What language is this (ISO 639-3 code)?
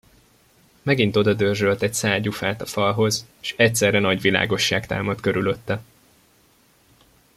hun